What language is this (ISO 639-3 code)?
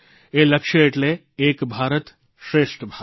guj